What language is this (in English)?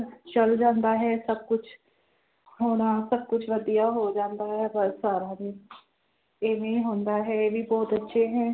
Punjabi